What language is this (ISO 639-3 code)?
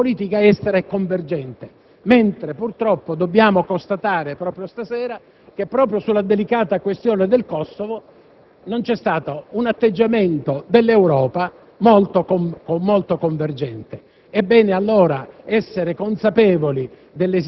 ita